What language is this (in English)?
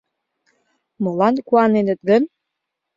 Mari